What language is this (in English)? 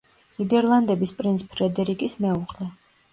Georgian